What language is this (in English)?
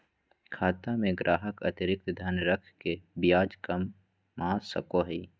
Magahi